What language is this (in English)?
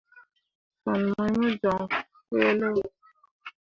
Mundang